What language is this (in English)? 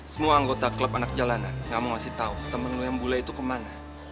Indonesian